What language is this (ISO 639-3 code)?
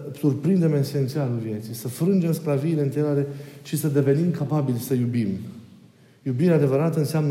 ron